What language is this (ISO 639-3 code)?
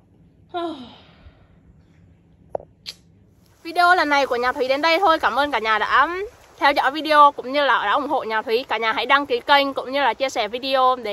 vie